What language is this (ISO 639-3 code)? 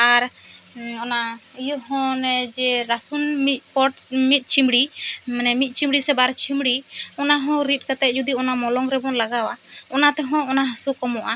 sat